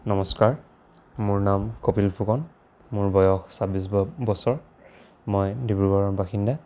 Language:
Assamese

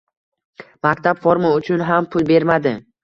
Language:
Uzbek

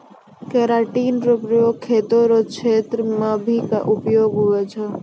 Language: Maithili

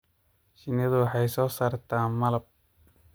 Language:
Somali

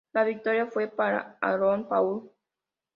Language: Spanish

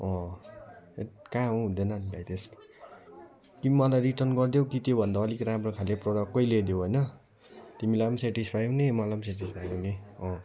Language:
Nepali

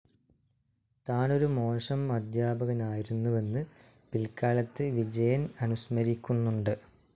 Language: Malayalam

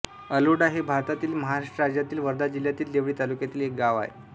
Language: Marathi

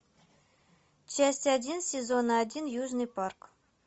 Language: Russian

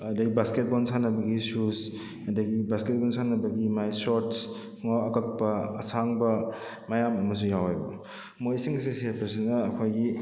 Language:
Manipuri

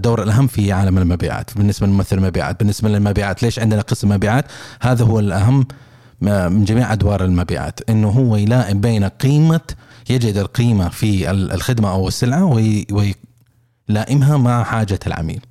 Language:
Arabic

